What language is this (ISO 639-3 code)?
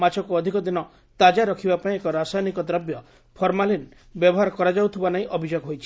ori